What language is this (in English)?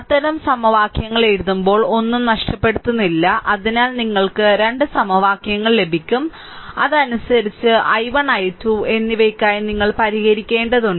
Malayalam